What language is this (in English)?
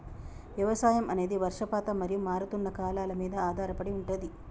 Telugu